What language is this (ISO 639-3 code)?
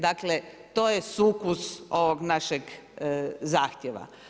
hrv